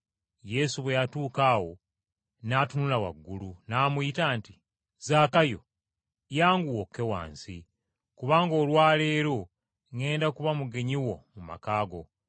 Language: Ganda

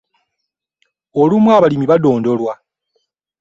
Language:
Ganda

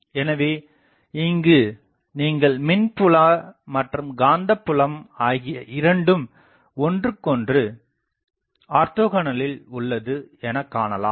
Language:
Tamil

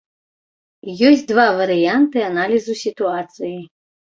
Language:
Belarusian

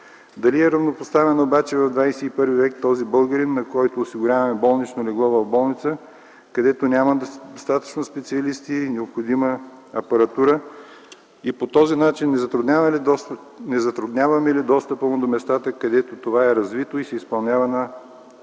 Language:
Bulgarian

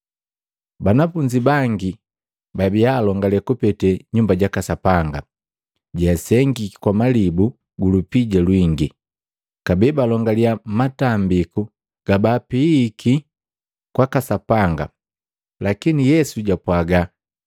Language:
Matengo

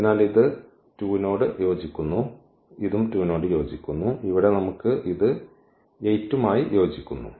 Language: Malayalam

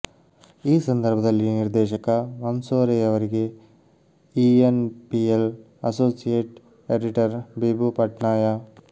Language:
Kannada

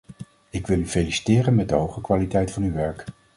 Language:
Dutch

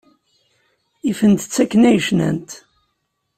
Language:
Kabyle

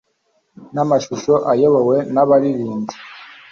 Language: Kinyarwanda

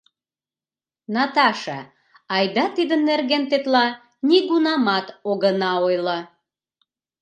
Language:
Mari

